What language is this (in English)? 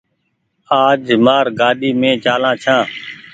Goaria